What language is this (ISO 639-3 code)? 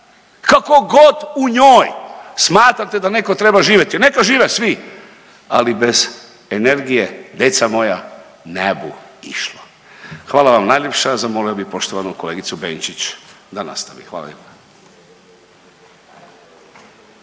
hrv